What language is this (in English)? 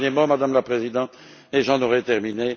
French